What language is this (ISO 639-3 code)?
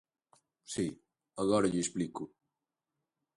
glg